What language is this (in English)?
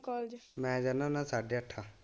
Punjabi